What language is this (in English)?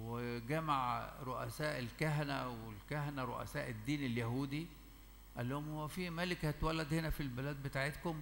Arabic